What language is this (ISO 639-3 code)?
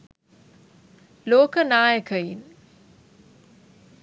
sin